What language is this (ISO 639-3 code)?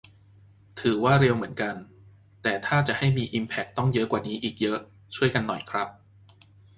tha